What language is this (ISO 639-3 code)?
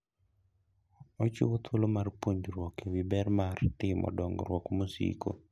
luo